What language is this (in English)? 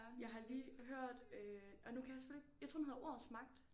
Danish